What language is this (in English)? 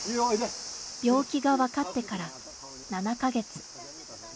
Japanese